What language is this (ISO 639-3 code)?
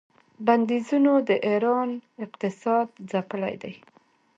pus